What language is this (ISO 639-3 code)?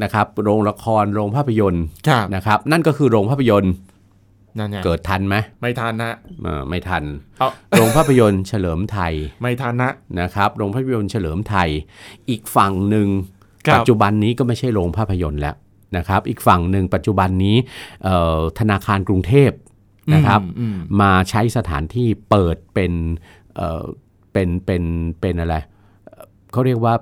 tha